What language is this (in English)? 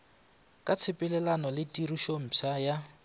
Northern Sotho